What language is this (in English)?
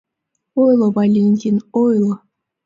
Mari